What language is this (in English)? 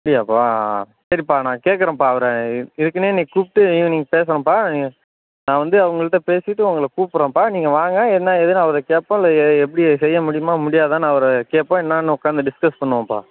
Tamil